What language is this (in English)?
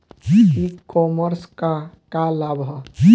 Bhojpuri